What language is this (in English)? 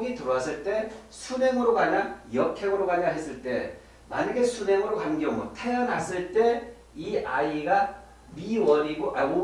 Korean